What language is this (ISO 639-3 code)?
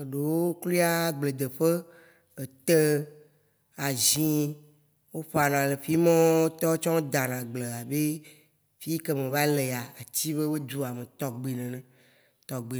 wci